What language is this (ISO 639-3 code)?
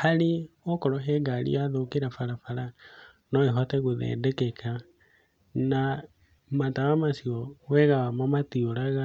kik